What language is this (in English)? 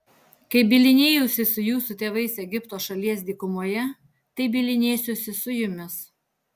Lithuanian